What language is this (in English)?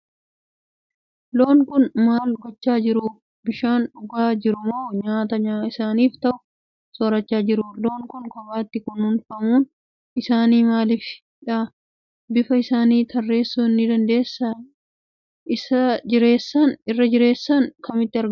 Oromo